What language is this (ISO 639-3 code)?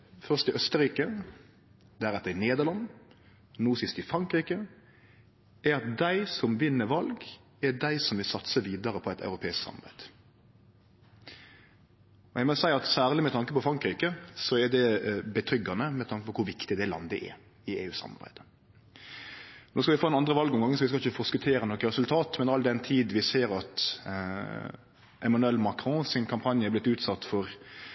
nno